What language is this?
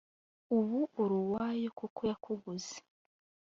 Kinyarwanda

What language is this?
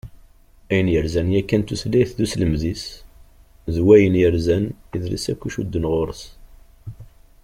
Kabyle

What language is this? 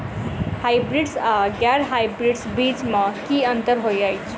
Maithili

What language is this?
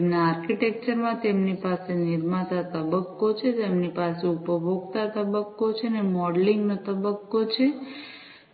Gujarati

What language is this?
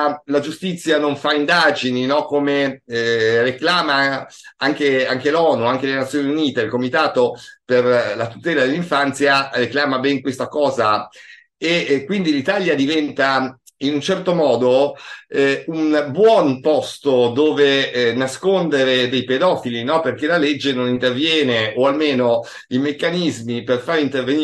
Italian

